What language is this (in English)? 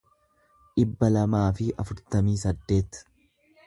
Oromo